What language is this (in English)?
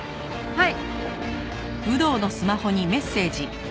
Japanese